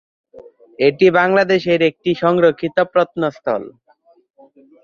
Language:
Bangla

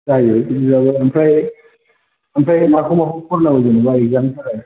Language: Bodo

